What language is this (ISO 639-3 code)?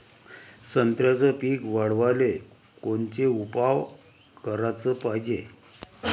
mar